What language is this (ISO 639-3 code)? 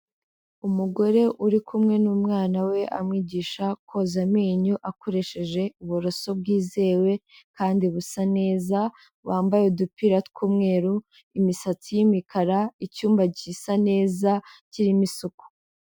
kin